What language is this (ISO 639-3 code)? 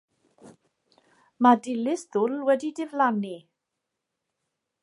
cym